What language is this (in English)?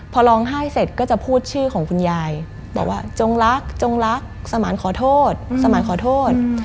Thai